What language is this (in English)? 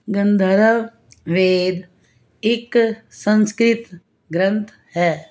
Punjabi